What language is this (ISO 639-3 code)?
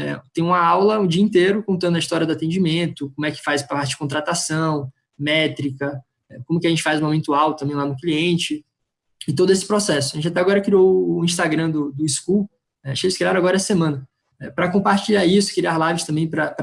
por